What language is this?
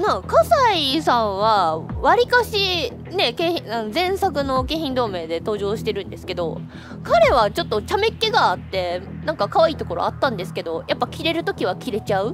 Japanese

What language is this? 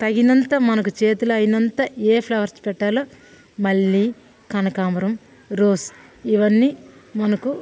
Telugu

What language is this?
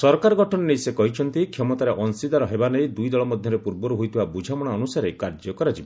Odia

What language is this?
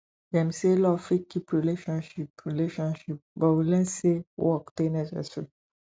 Nigerian Pidgin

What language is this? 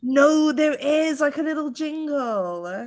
English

